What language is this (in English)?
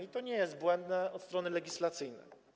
Polish